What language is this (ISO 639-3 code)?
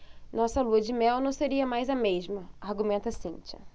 por